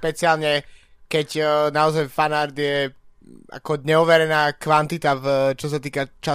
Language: Slovak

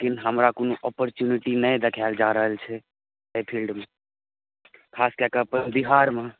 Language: Maithili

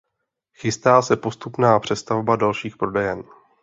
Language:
Czech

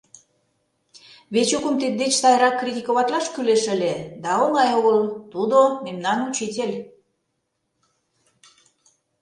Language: Mari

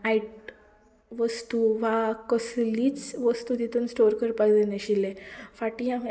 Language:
Konkani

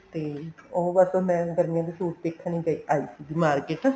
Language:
Punjabi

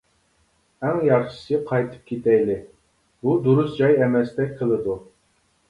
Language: Uyghur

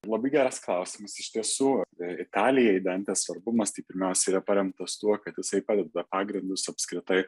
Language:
Lithuanian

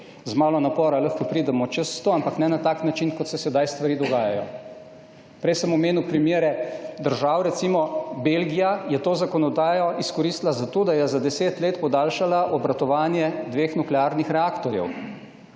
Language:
Slovenian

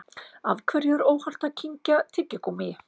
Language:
Icelandic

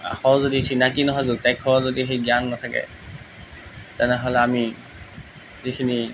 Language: Assamese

